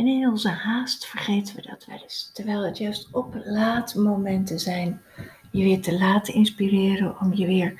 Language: Dutch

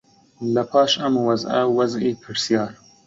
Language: Central Kurdish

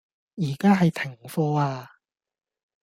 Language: Cantonese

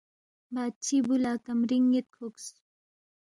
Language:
Balti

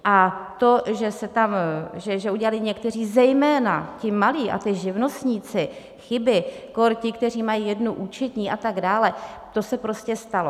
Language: Czech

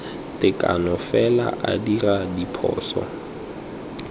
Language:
Tswana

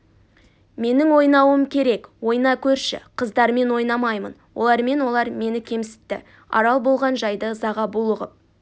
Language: Kazakh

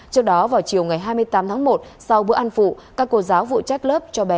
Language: Vietnamese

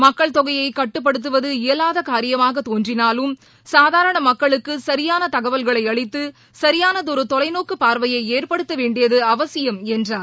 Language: Tamil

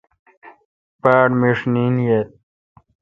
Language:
Kalkoti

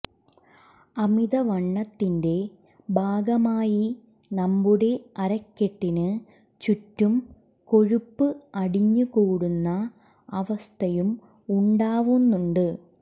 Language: Malayalam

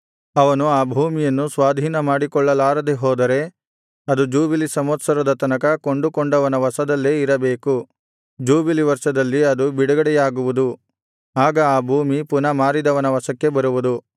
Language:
Kannada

